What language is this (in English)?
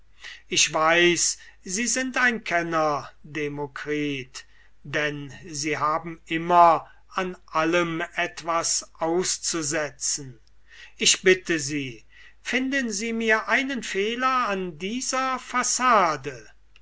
German